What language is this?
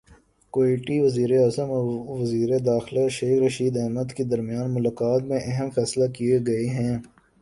Urdu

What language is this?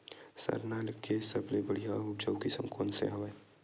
Chhattisgarhi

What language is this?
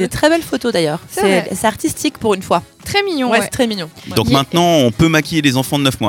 French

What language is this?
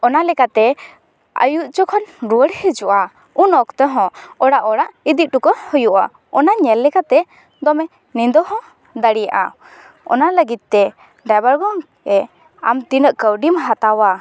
Santali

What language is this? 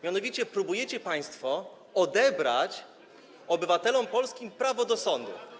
Polish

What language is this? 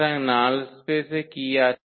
Bangla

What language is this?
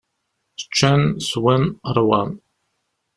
Kabyle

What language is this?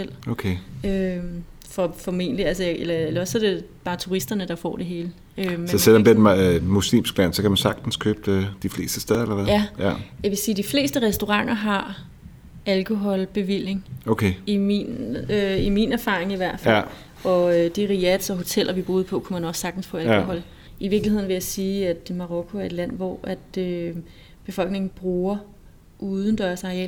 Danish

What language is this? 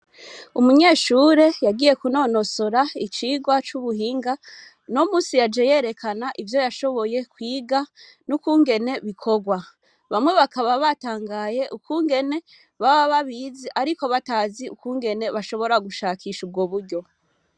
Rundi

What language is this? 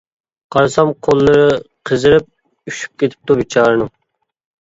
Uyghur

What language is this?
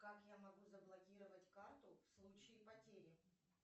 Russian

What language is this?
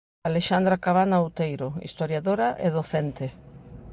Galician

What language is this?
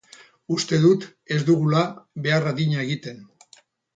Basque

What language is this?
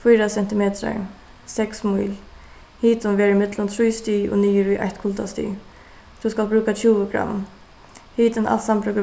Faroese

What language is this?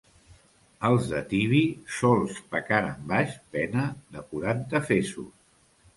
Catalan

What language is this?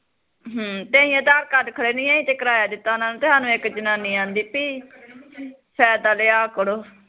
Punjabi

